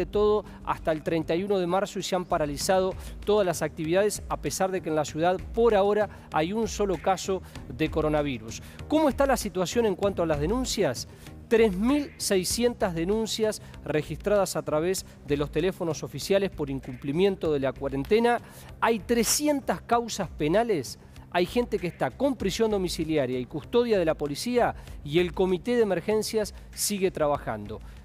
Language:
Spanish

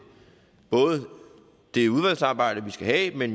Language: Danish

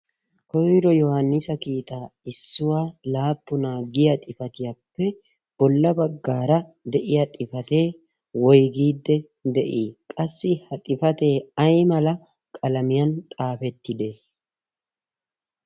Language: Wolaytta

